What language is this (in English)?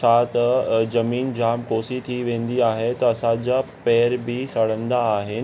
Sindhi